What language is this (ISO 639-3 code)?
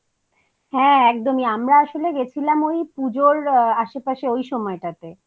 ben